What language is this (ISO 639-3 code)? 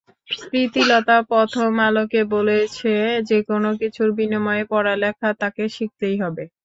ben